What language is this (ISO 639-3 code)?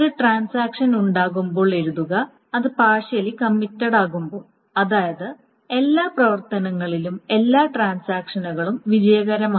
mal